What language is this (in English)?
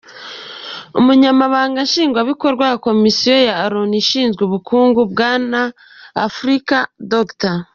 Kinyarwanda